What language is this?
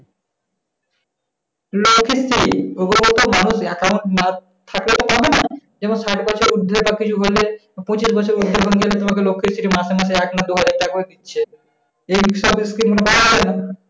Bangla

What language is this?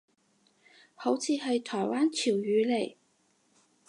Cantonese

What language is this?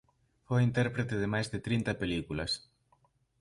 Galician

